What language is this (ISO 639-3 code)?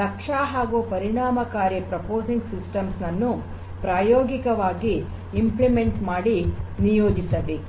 kan